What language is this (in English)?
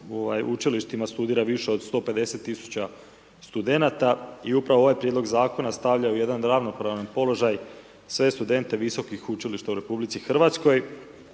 Croatian